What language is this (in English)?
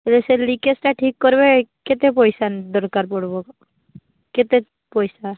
Odia